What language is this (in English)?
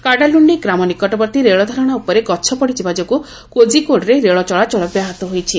Odia